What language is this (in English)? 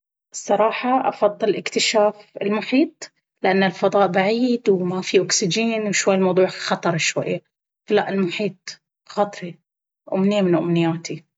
Baharna Arabic